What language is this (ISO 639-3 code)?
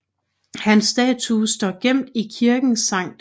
dan